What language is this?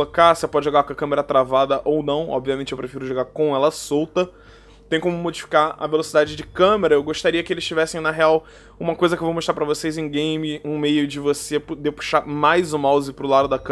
Portuguese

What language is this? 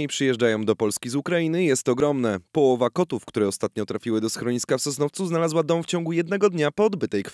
Polish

